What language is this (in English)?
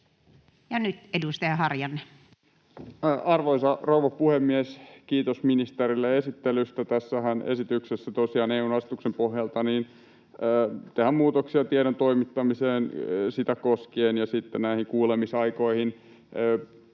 Finnish